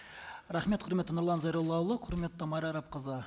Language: Kazakh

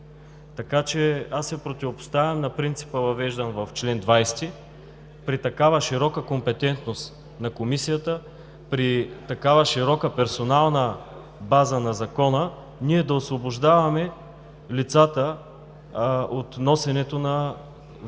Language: Bulgarian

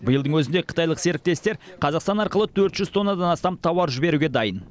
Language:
Kazakh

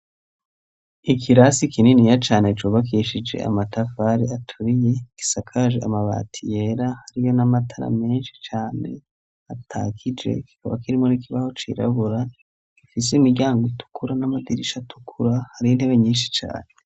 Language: Rundi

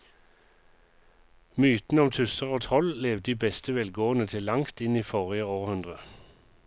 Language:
Norwegian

